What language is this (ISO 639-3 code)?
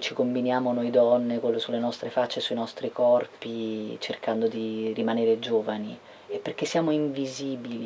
ita